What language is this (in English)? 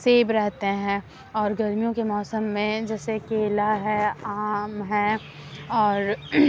Urdu